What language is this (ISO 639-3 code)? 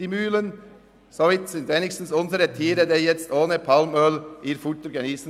gsw